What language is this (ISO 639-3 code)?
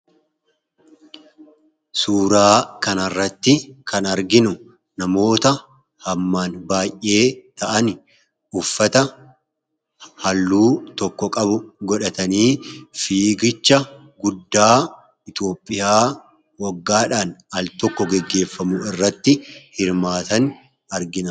orm